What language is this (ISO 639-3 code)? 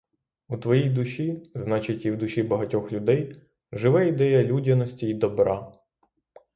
ukr